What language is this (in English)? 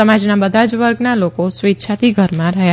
Gujarati